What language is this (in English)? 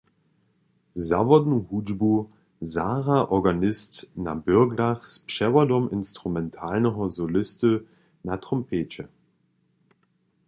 Upper Sorbian